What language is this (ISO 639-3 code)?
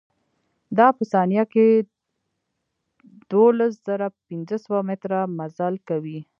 pus